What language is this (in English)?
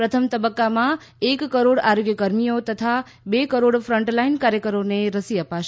Gujarati